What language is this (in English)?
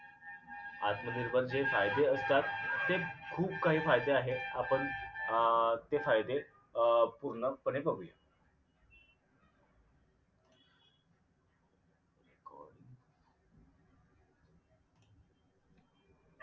Marathi